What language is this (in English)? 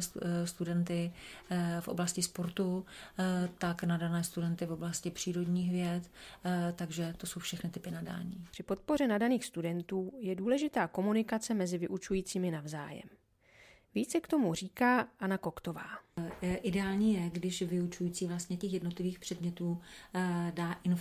Czech